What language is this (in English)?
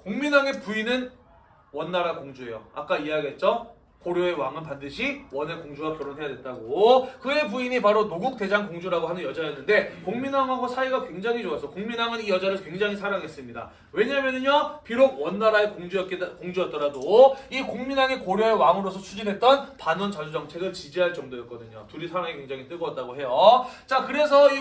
Korean